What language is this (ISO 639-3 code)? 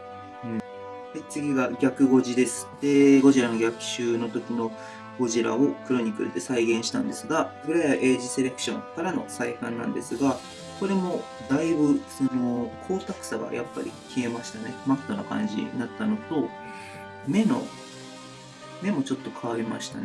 jpn